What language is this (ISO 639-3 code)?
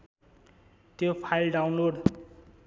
nep